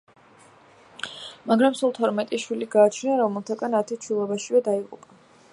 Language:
Georgian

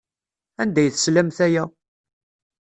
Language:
Kabyle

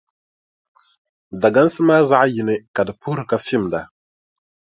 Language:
Dagbani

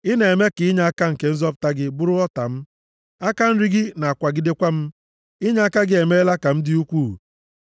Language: Igbo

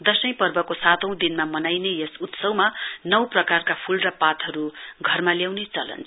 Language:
Nepali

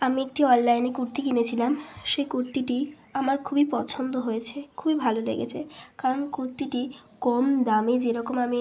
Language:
Bangla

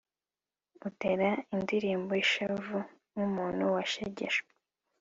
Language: Kinyarwanda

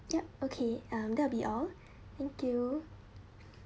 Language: English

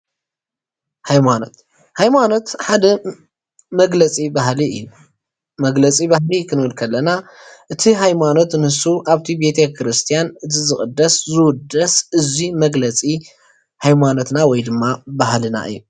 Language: Tigrinya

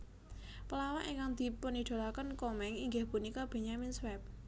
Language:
Javanese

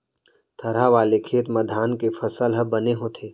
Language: Chhattisgarhi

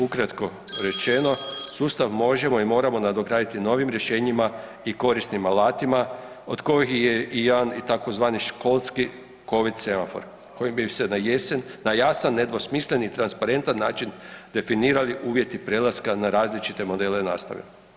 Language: Croatian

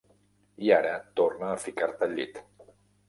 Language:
Catalan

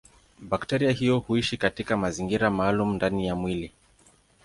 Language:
Swahili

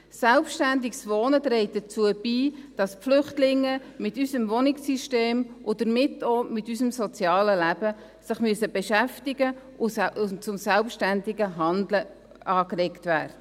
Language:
Swiss German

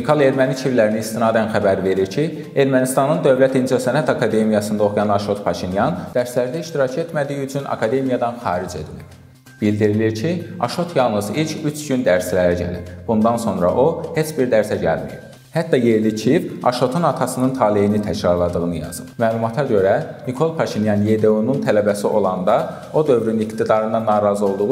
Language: Turkish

